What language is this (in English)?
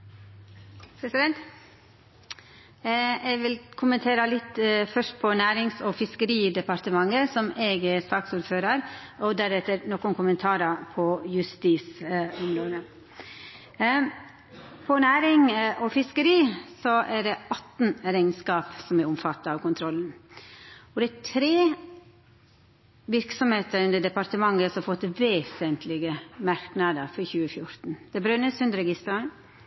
Norwegian Nynorsk